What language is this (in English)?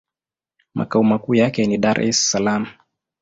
Swahili